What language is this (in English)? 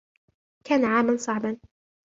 Arabic